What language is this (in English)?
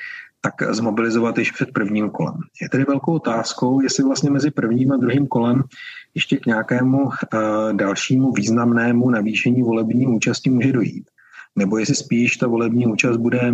Czech